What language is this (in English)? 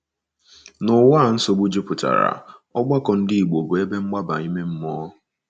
Igbo